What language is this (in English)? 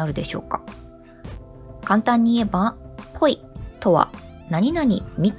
Japanese